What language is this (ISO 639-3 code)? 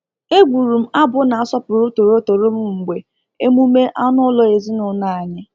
ibo